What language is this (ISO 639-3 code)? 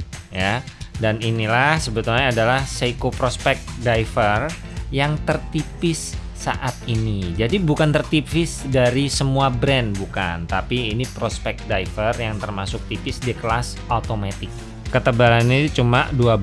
ind